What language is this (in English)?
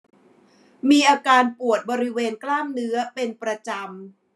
Thai